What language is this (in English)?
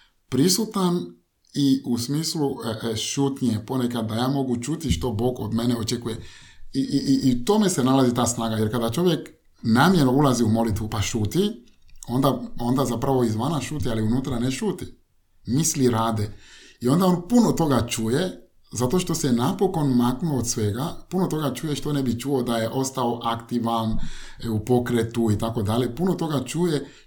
Croatian